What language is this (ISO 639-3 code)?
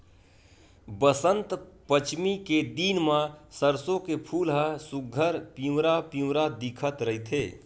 hne